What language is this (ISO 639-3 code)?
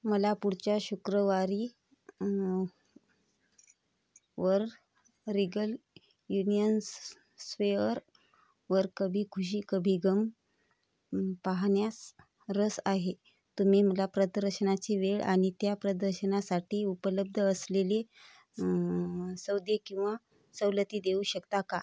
mar